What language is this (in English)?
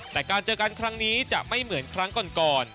Thai